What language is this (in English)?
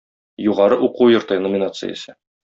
Tatar